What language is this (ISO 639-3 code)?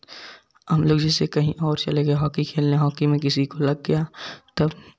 hin